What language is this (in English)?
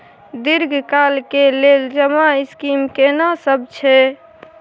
Maithili